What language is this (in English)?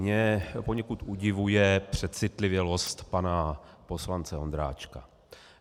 Czech